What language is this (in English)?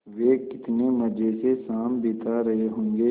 Hindi